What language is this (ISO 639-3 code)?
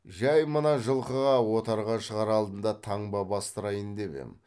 kaz